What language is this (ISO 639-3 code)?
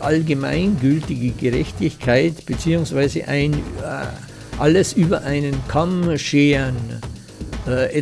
deu